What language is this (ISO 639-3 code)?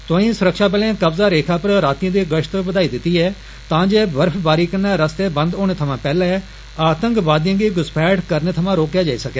doi